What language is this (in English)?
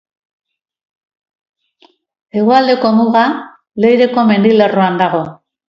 Basque